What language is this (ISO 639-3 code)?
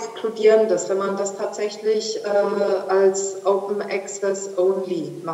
deu